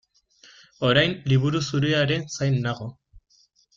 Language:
Basque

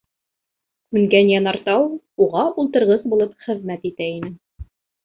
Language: Bashkir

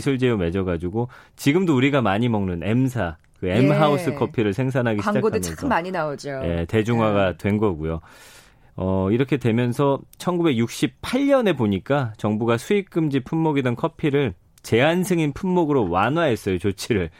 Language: Korean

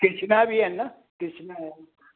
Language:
Sindhi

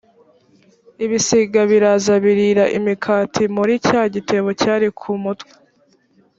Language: Kinyarwanda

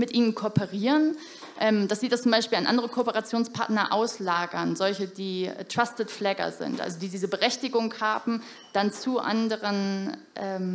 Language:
German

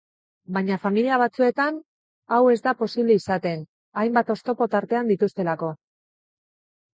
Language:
Basque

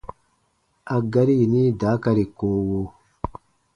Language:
Baatonum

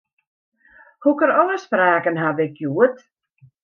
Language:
Western Frisian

